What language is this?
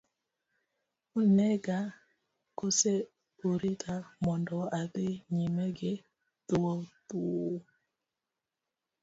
Luo (Kenya and Tanzania)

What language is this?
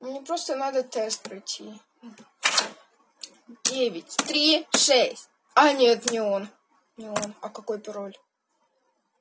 Russian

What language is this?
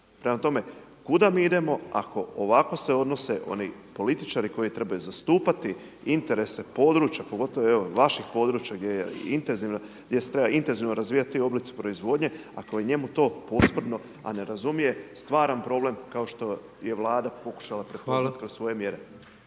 Croatian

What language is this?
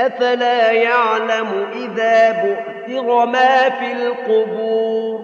Arabic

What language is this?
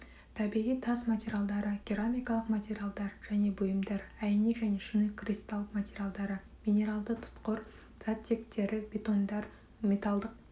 Kazakh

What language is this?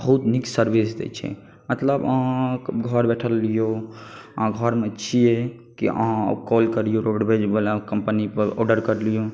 Maithili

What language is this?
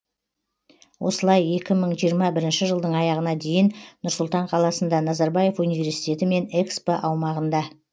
Kazakh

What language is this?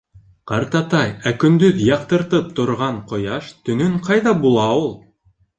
Bashkir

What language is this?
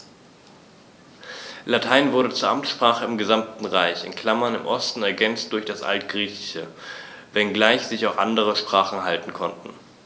German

